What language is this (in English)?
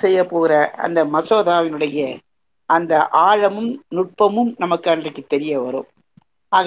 Tamil